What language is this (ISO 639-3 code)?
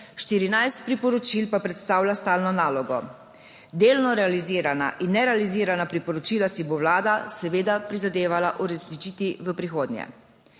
slv